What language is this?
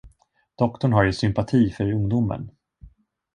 Swedish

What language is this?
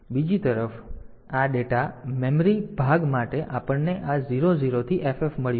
Gujarati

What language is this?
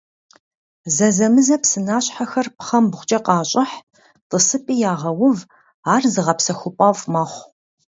Kabardian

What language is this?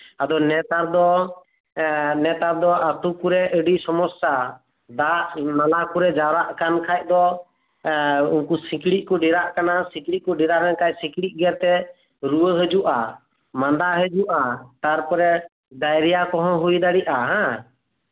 Santali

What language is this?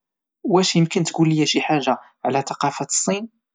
Moroccan Arabic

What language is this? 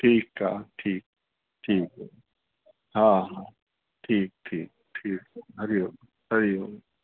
Sindhi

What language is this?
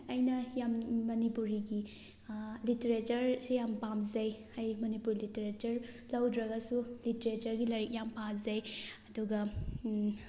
Manipuri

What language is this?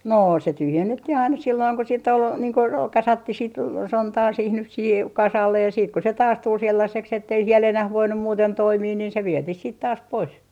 Finnish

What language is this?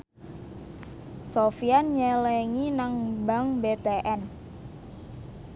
Javanese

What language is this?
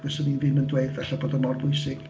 Welsh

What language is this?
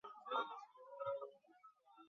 Chinese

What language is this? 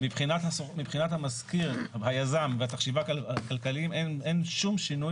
Hebrew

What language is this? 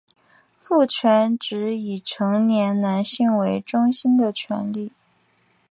Chinese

